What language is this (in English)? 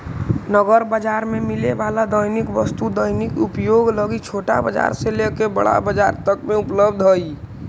Magahi